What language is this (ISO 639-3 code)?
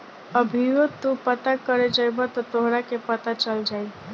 bho